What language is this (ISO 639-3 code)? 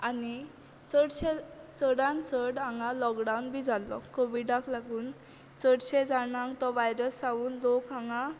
kok